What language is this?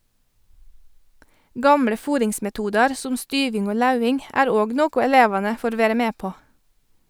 Norwegian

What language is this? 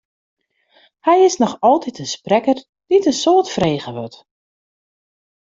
Western Frisian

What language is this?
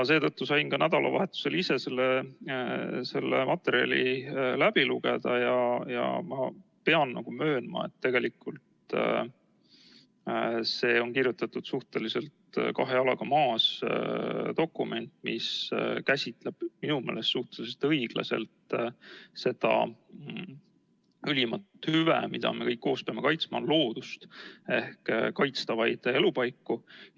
Estonian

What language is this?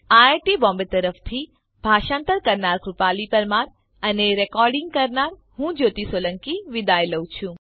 Gujarati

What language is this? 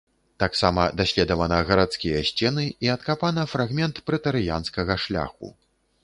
Belarusian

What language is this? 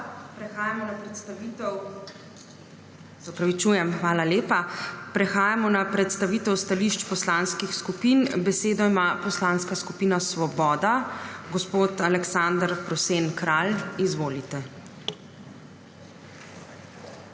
Slovenian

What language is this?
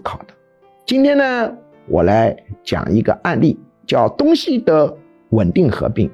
Chinese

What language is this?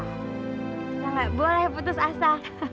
Indonesian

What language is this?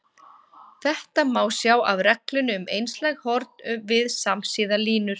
Icelandic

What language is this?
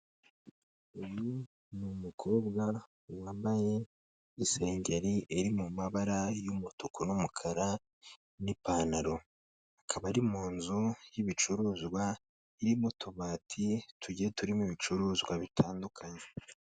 Kinyarwanda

